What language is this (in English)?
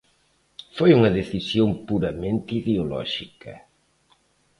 Galician